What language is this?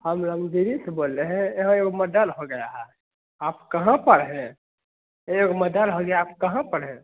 Hindi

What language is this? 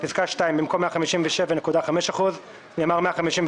Hebrew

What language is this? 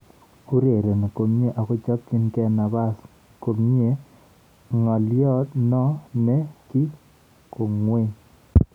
Kalenjin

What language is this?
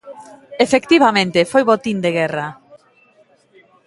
Galician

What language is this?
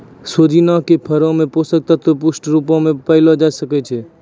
Maithili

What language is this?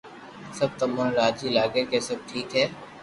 Loarki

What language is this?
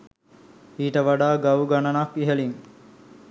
Sinhala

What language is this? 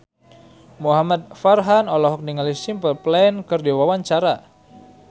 Sundanese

